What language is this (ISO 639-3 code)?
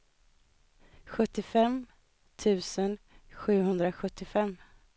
swe